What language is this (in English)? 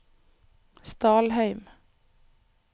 Norwegian